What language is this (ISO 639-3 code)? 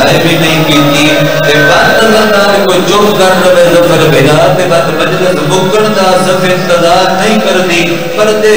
ara